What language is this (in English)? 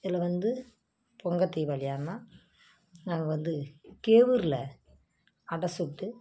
Tamil